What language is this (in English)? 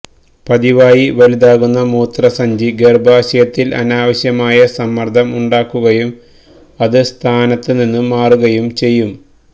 Malayalam